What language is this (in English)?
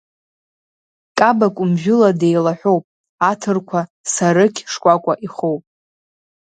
Abkhazian